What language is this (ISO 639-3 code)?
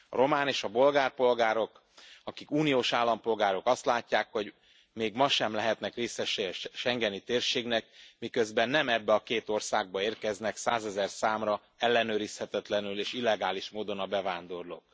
hun